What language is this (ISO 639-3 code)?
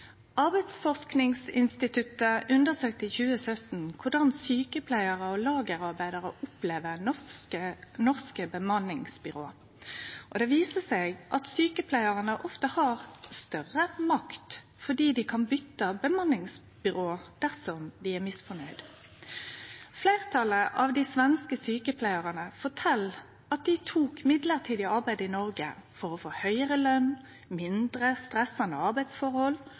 nno